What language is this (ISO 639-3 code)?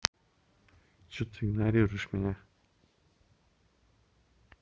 rus